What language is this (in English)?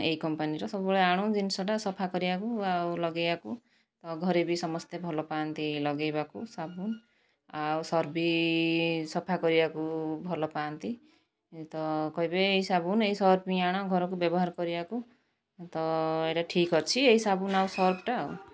Odia